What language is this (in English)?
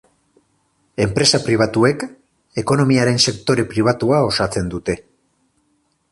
Basque